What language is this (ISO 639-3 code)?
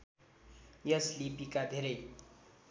nep